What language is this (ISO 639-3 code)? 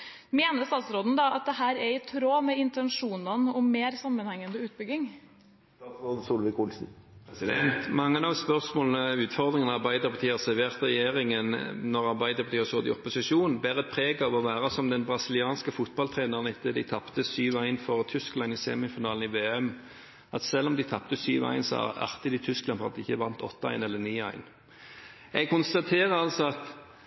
nob